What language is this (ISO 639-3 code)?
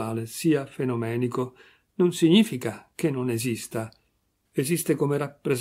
ita